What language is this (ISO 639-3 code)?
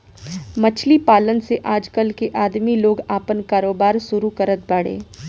bho